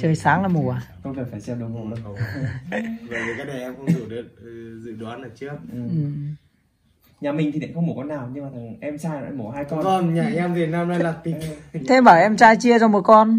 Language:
Vietnamese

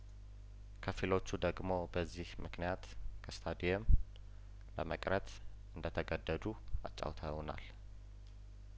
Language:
Amharic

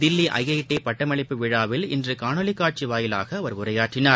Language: Tamil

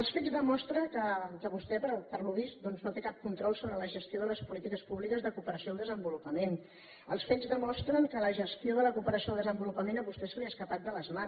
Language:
Catalan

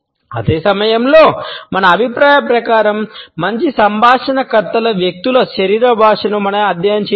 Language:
Telugu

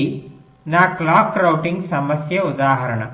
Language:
Telugu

